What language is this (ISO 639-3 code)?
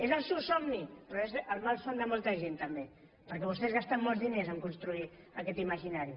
cat